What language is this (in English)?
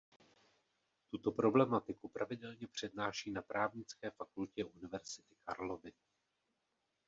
Czech